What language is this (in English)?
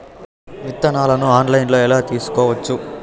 Telugu